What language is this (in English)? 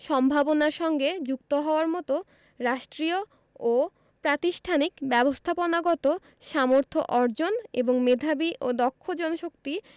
Bangla